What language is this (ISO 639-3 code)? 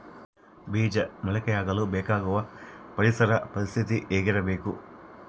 kan